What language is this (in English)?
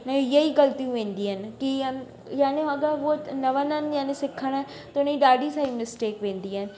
Sindhi